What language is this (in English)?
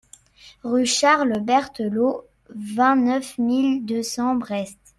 French